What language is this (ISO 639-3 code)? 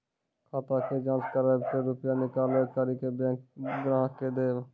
mai